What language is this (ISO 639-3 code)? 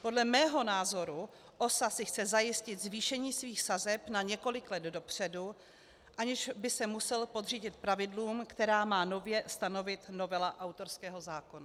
ces